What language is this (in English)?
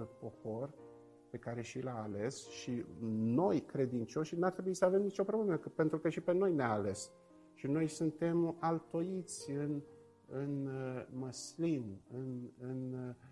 Romanian